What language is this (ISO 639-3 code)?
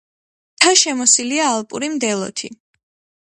kat